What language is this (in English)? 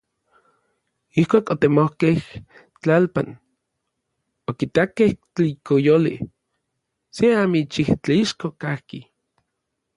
Orizaba Nahuatl